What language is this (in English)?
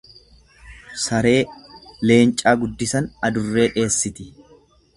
Oromo